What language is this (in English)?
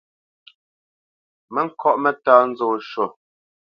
Bamenyam